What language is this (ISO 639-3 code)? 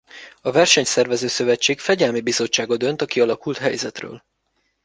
hun